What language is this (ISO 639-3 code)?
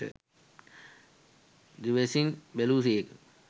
sin